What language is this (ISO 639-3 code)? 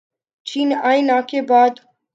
urd